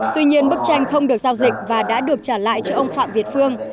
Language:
Vietnamese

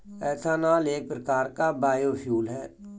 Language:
Hindi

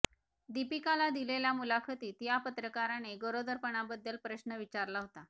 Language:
Marathi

